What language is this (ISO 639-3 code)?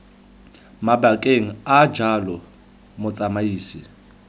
tsn